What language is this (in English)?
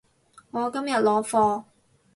Cantonese